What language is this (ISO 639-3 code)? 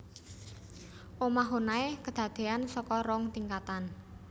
jav